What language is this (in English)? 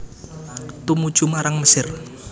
Javanese